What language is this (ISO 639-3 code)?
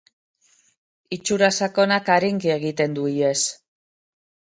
eus